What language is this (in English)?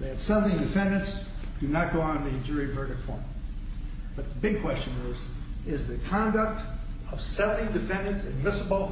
English